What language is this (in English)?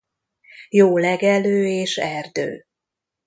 Hungarian